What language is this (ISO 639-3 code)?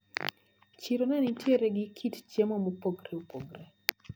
luo